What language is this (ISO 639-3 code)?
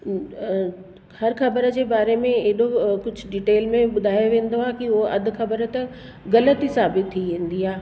snd